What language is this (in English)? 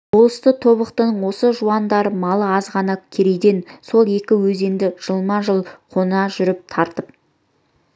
Kazakh